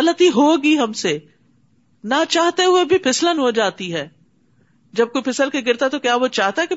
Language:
Urdu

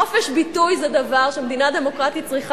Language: Hebrew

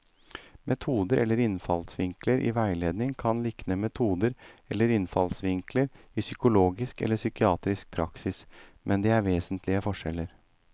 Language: Norwegian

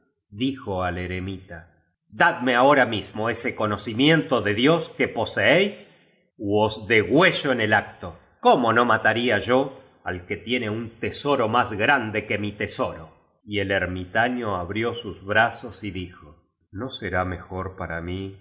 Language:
Spanish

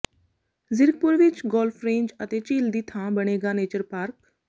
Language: Punjabi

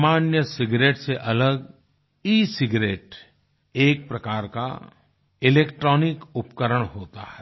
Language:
Hindi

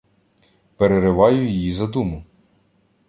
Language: Ukrainian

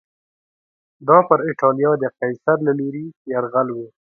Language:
Pashto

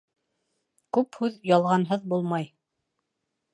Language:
Bashkir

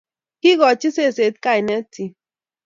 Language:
Kalenjin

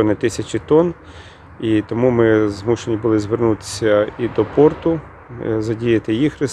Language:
Ukrainian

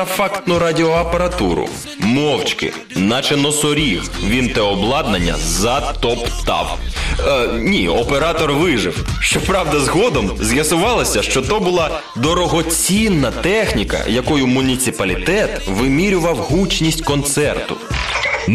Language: Ukrainian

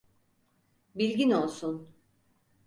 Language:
Turkish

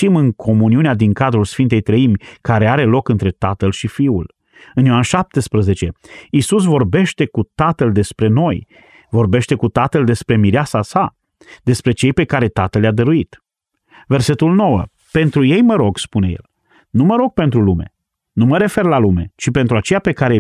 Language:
Romanian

